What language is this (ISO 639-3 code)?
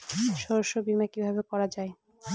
ben